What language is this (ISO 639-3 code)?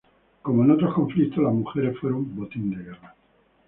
spa